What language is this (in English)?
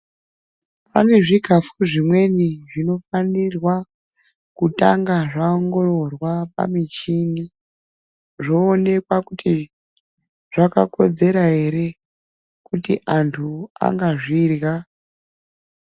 Ndau